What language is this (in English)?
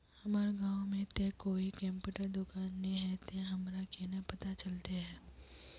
Magahi